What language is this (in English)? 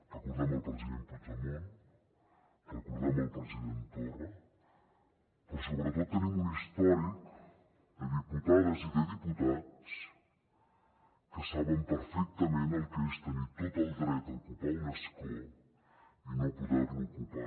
Catalan